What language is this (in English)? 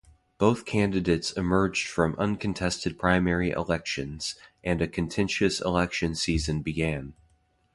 English